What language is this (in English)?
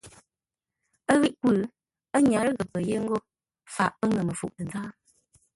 Ngombale